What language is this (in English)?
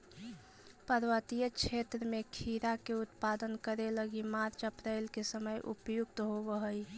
Magahi